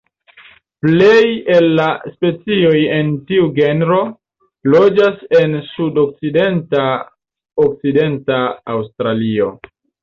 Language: Esperanto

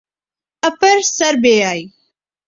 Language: Urdu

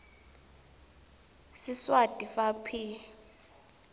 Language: Swati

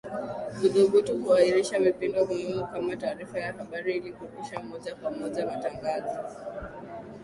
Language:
Swahili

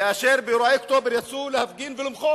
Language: Hebrew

